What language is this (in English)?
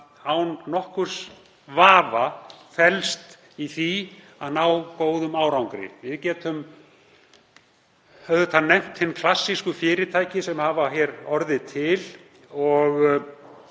Icelandic